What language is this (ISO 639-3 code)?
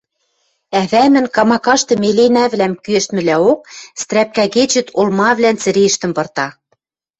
mrj